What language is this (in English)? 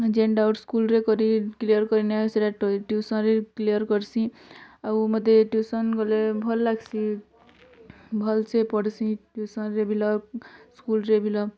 Odia